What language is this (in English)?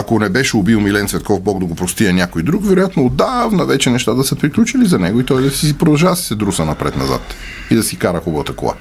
Bulgarian